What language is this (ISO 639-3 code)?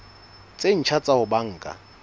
sot